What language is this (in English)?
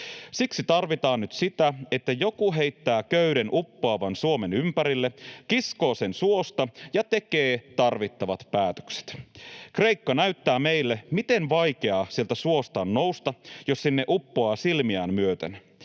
Finnish